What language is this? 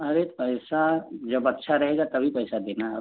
Hindi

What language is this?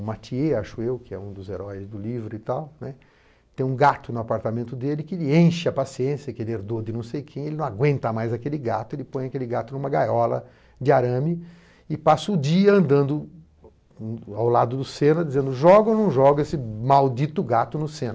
Portuguese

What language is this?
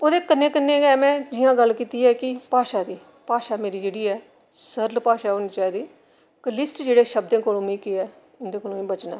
Dogri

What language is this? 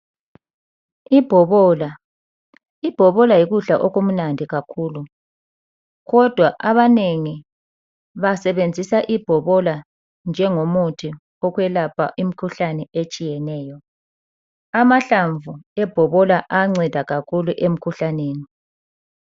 North Ndebele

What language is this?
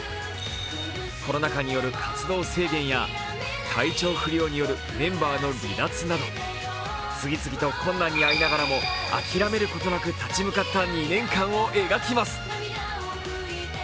Japanese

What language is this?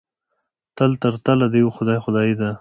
Pashto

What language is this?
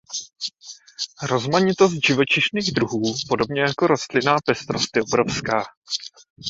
Czech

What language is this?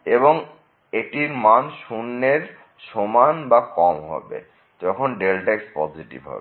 Bangla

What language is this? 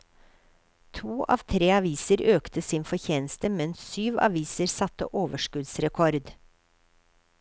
Norwegian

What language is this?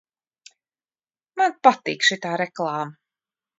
Latvian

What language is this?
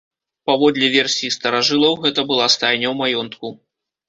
Belarusian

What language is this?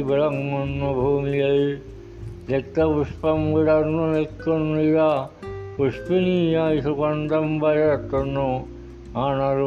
Malayalam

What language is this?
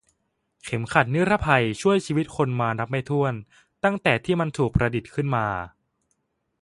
Thai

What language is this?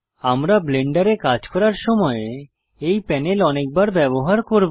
Bangla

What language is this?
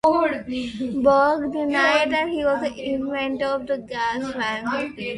English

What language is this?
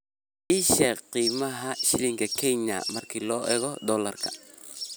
Somali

